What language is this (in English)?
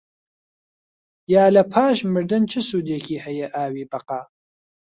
Central Kurdish